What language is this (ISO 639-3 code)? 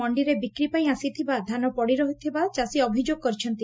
ori